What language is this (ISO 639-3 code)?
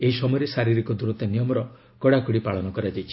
ori